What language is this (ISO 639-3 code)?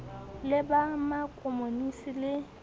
sot